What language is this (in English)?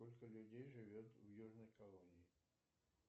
Russian